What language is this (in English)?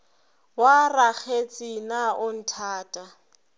Northern Sotho